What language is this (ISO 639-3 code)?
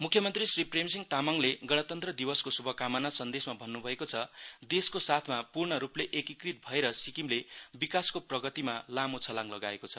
nep